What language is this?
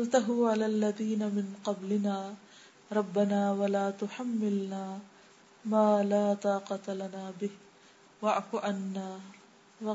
Urdu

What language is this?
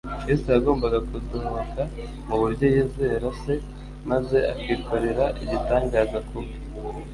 Kinyarwanda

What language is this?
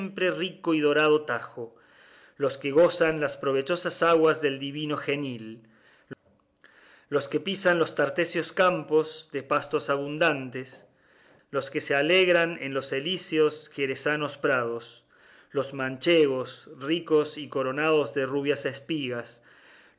Spanish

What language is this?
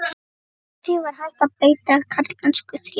Icelandic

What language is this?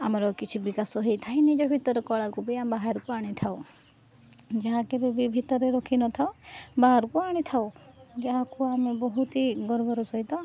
Odia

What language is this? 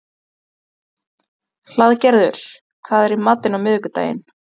Icelandic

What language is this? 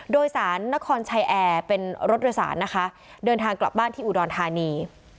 Thai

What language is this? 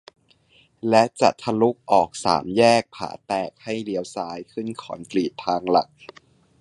Thai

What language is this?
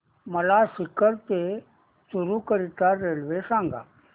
Marathi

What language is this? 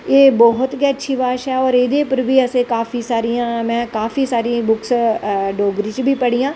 Dogri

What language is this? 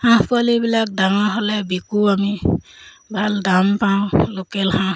Assamese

